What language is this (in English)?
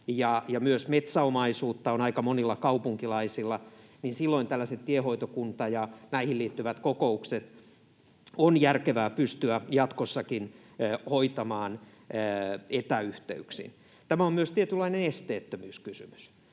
Finnish